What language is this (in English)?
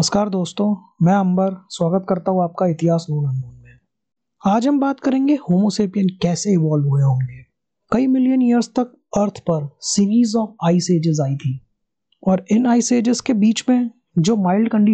Hindi